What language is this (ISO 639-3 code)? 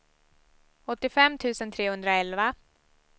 swe